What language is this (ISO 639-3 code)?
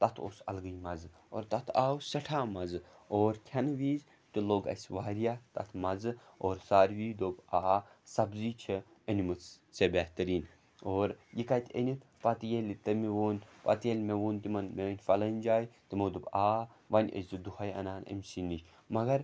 kas